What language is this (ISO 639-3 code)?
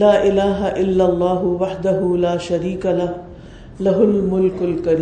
urd